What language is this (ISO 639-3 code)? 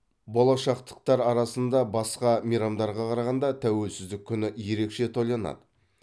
kaz